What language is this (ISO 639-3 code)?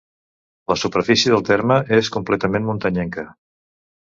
cat